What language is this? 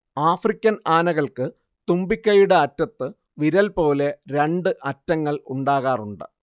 Malayalam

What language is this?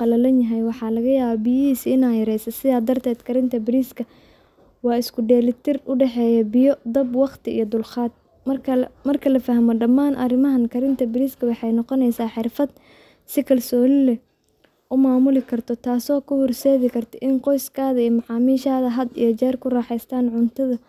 Somali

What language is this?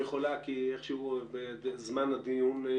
Hebrew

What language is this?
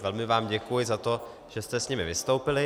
Czech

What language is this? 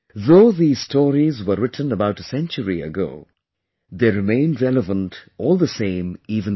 English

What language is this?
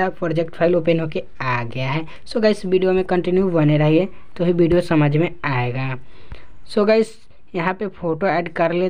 Hindi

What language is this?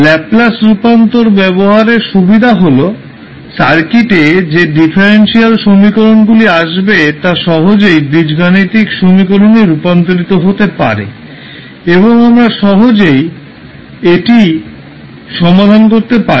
Bangla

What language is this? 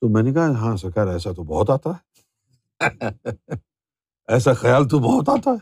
Urdu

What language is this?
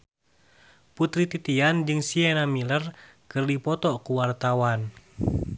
Sundanese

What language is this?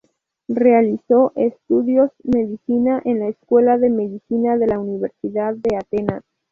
Spanish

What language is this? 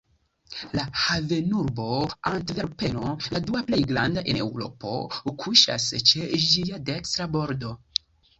Esperanto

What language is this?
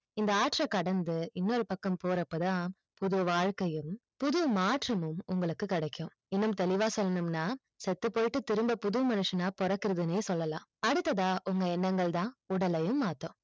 Tamil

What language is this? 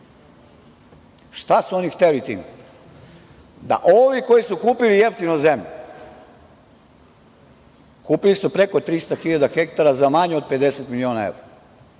Serbian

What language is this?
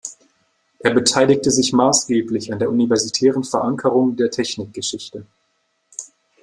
German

